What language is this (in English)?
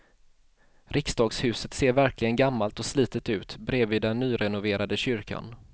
Swedish